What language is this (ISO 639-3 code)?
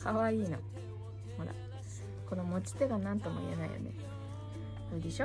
jpn